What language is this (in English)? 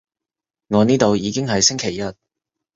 Cantonese